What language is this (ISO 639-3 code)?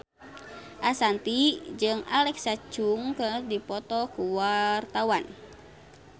sun